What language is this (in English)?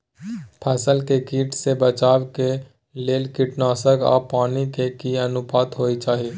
Maithili